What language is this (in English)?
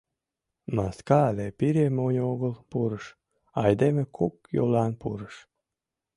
Mari